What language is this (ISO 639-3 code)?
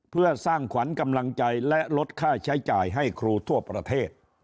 tha